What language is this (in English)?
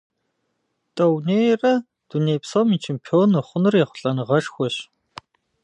Kabardian